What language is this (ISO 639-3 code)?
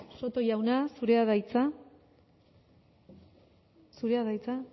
eus